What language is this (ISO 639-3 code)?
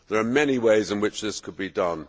eng